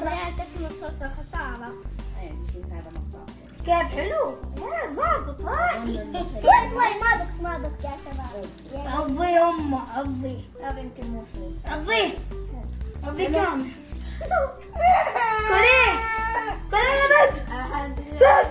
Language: Arabic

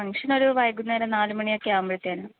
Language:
Malayalam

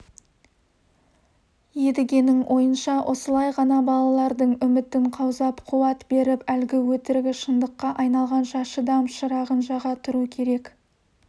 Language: Kazakh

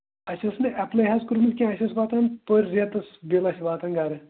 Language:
Kashmiri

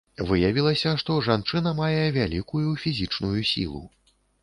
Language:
Belarusian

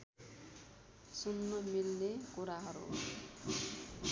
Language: Nepali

